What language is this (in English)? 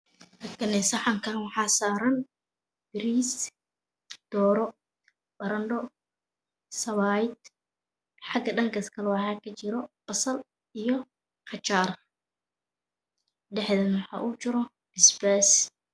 Somali